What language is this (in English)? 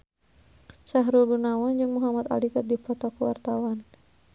Sundanese